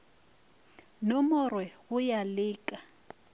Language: Northern Sotho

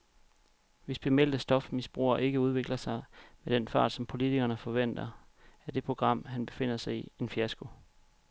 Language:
Danish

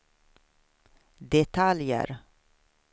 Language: Swedish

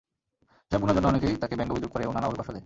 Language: Bangla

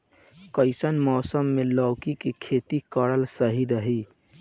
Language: Bhojpuri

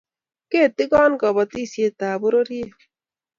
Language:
Kalenjin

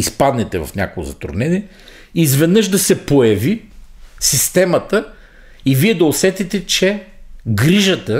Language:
Bulgarian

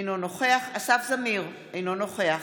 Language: Hebrew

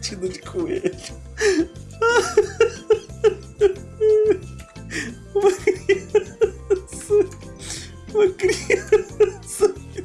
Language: Portuguese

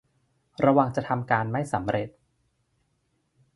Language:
Thai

